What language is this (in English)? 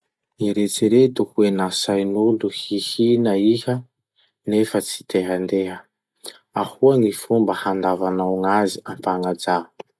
Masikoro Malagasy